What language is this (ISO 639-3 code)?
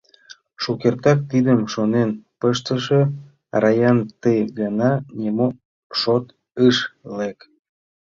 chm